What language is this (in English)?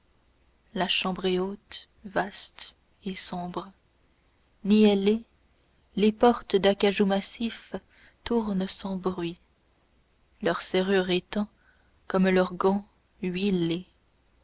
French